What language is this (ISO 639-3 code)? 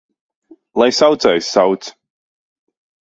lav